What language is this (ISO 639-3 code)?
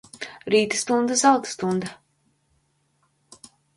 lav